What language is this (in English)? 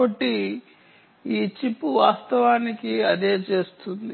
Telugu